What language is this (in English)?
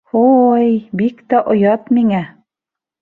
Bashkir